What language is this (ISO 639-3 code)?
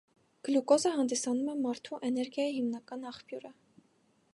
hye